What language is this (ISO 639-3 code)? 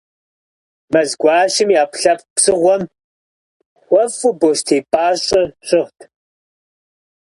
kbd